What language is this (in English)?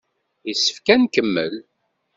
Kabyle